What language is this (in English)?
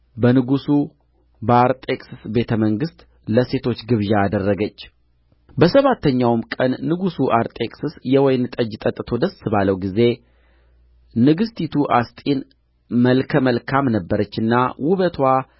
Amharic